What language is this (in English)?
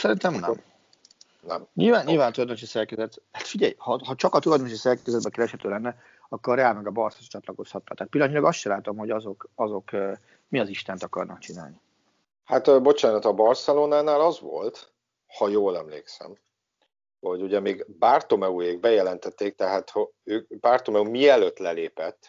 Hungarian